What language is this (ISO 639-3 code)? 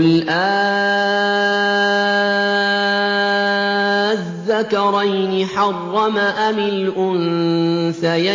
ara